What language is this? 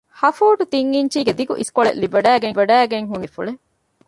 Divehi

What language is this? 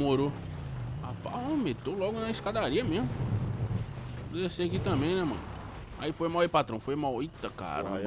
Portuguese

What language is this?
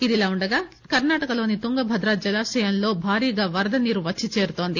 Telugu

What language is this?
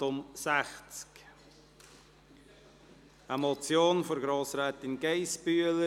Swiss German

